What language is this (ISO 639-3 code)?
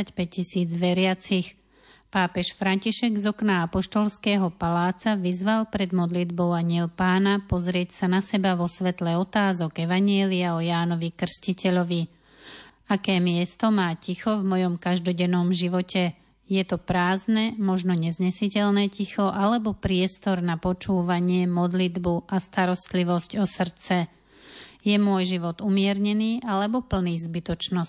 slk